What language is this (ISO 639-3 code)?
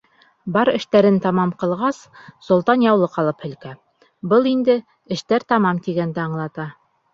bak